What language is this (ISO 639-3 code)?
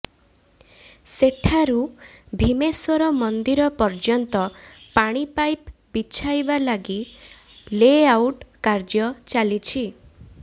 ori